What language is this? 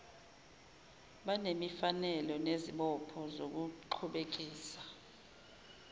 Zulu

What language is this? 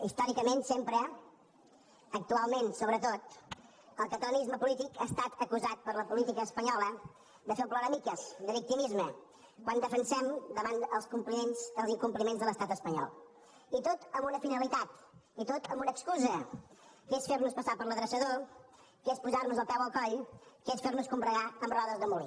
Catalan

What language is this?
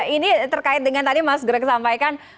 Indonesian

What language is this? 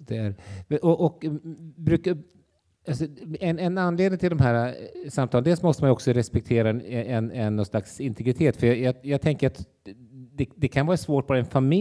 Swedish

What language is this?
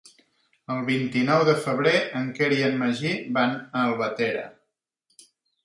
Catalan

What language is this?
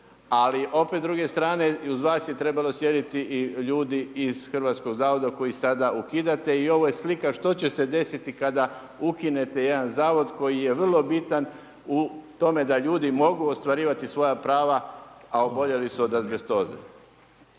Croatian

